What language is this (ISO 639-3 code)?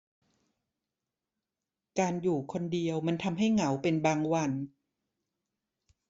tha